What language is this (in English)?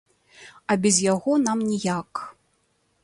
Belarusian